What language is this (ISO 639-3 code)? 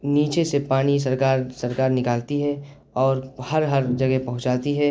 urd